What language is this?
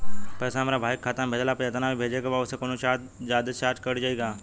Bhojpuri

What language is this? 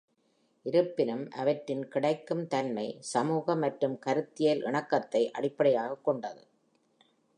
Tamil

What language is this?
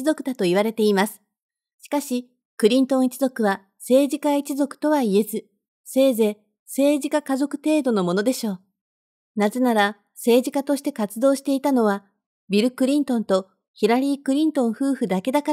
Japanese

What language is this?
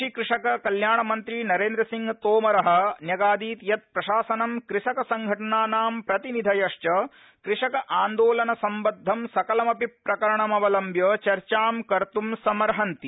Sanskrit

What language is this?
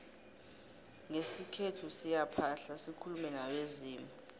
South Ndebele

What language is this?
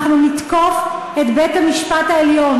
Hebrew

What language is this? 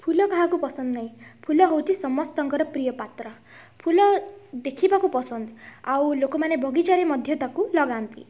Odia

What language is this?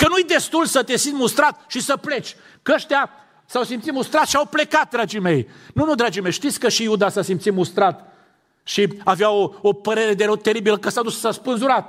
Romanian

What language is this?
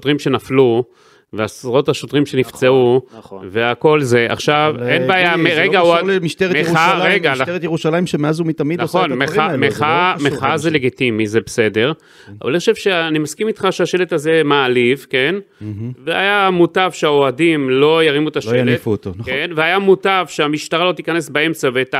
Hebrew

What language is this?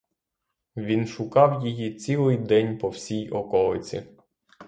Ukrainian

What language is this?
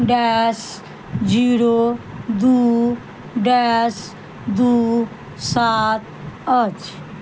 Maithili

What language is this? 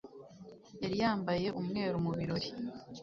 Kinyarwanda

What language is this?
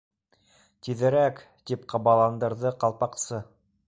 Bashkir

